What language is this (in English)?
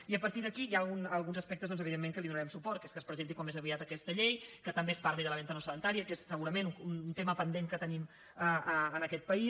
Catalan